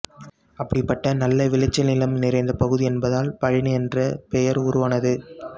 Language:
Tamil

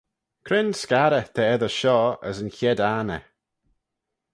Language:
Manx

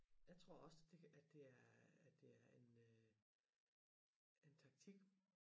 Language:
Danish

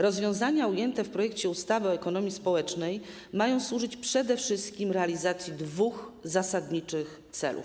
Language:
Polish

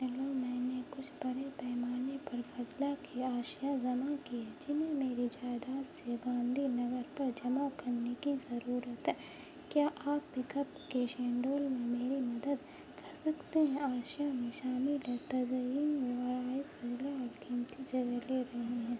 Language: Urdu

